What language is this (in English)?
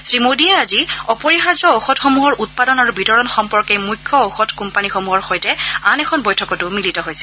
Assamese